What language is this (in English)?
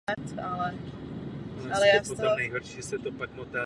Czech